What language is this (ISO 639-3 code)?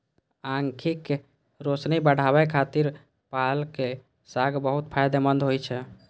mai